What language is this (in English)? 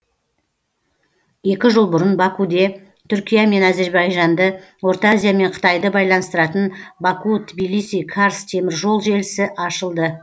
Kazakh